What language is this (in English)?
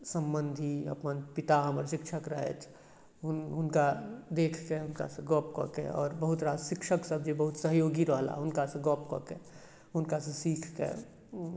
Maithili